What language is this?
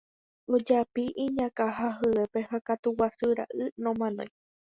Guarani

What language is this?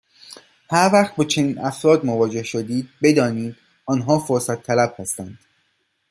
Persian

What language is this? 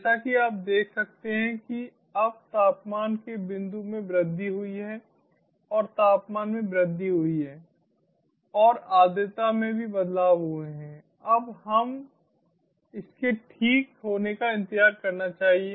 Hindi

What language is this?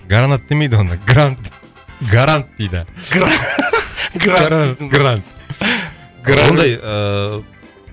Kazakh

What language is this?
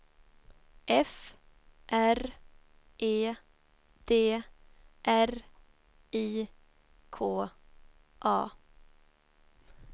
Swedish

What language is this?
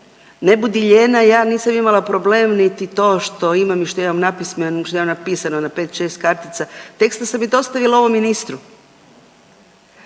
Croatian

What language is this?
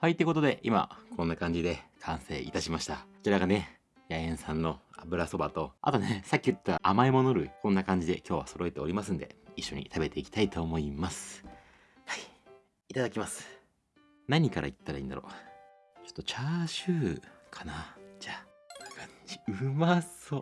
Japanese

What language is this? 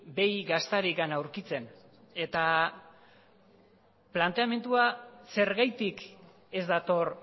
Basque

